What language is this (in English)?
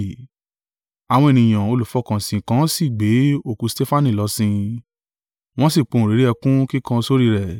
Yoruba